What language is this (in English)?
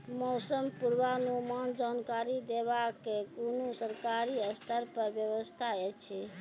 Maithili